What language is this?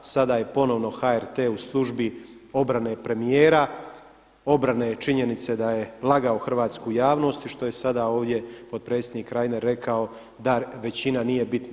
Croatian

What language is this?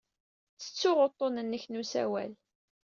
Kabyle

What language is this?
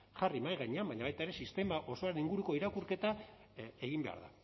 Basque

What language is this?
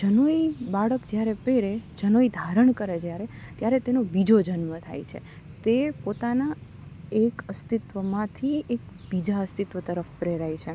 Gujarati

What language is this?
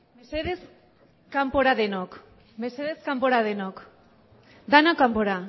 Basque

